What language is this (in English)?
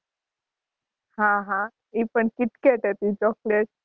Gujarati